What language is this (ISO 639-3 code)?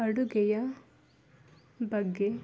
kan